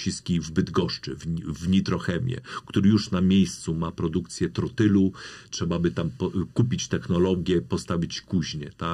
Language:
Polish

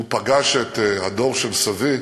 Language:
Hebrew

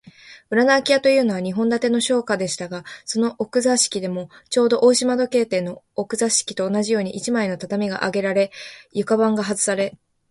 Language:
Japanese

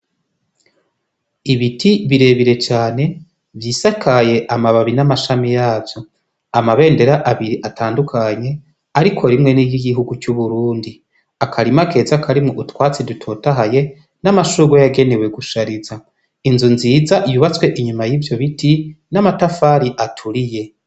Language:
Rundi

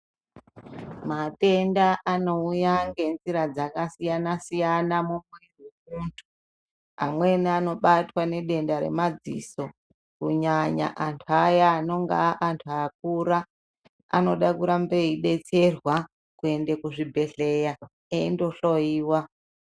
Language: Ndau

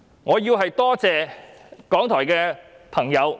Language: Cantonese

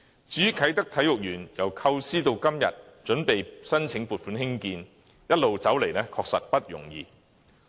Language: Cantonese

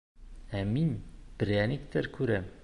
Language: Bashkir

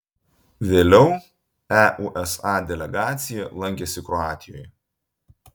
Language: Lithuanian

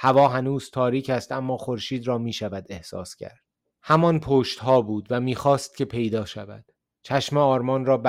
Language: Persian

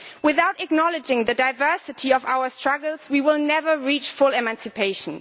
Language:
English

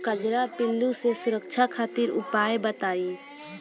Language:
Bhojpuri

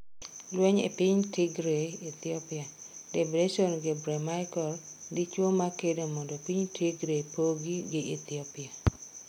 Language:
Luo (Kenya and Tanzania)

